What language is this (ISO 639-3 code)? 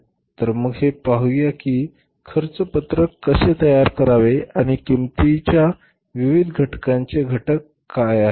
mar